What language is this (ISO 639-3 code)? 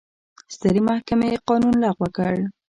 pus